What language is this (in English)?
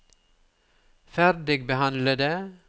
Norwegian